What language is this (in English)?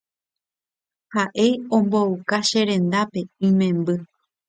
Guarani